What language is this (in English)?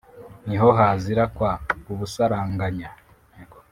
Kinyarwanda